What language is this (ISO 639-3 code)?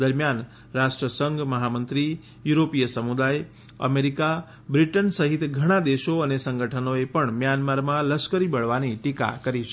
guj